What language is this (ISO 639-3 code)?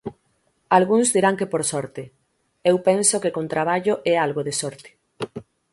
glg